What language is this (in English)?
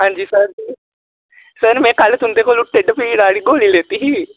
Dogri